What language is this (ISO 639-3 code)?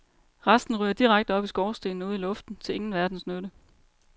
dan